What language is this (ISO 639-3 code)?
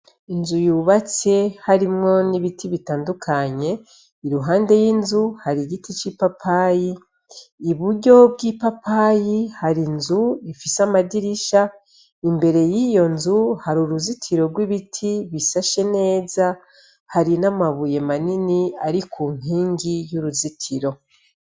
run